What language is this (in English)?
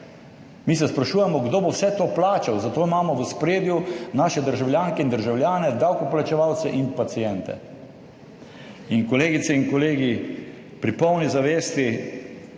Slovenian